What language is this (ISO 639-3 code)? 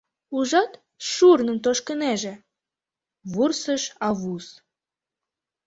chm